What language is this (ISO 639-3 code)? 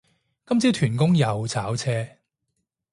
yue